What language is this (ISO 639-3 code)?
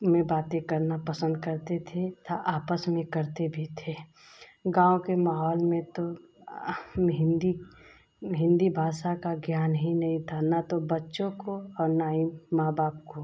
hin